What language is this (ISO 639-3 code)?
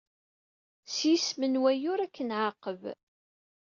kab